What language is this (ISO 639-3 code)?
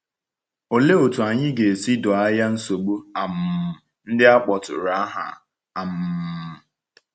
ibo